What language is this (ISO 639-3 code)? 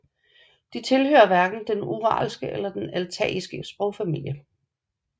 dan